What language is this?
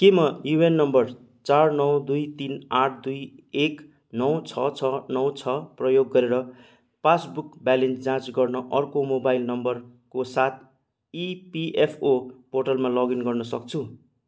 Nepali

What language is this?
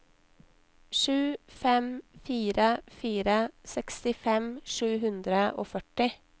Norwegian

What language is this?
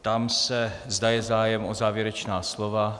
Czech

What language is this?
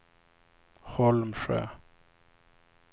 Swedish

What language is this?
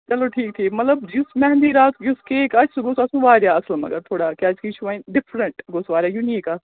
Kashmiri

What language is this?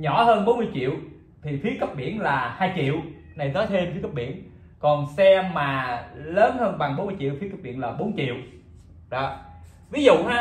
Vietnamese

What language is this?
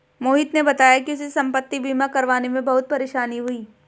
Hindi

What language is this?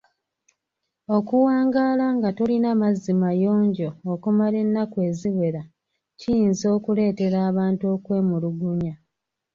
Ganda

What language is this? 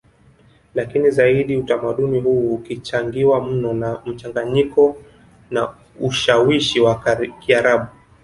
Swahili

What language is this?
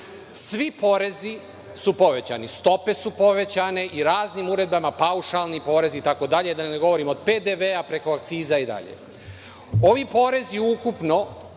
Serbian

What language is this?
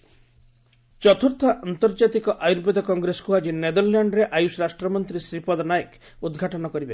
Odia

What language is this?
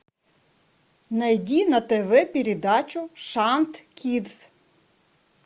Russian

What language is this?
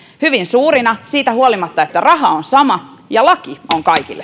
Finnish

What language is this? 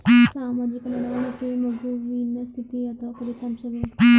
Kannada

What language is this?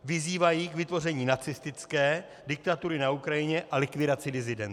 Czech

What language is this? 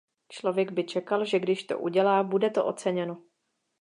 Czech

